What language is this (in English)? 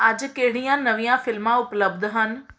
Punjabi